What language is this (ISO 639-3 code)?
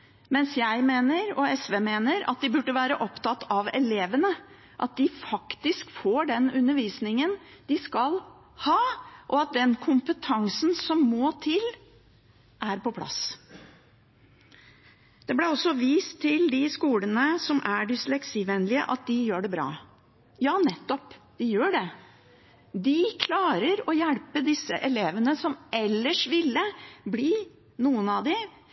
nob